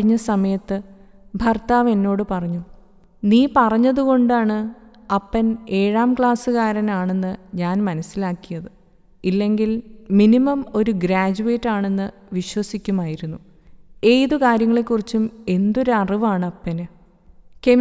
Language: Malayalam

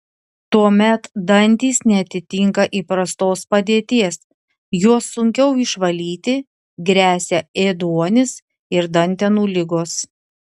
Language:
Lithuanian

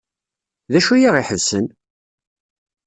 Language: Kabyle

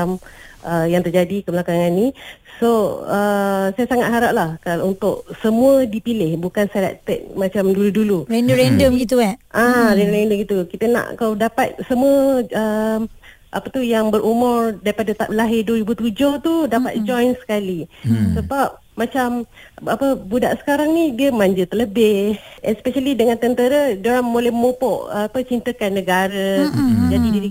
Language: Malay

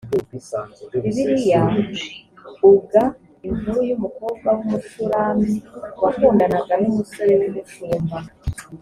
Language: Kinyarwanda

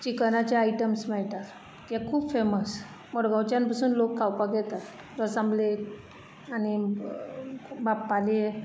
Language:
Konkani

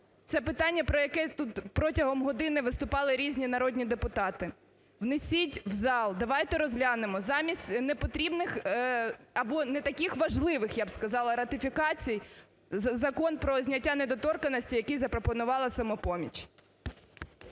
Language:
Ukrainian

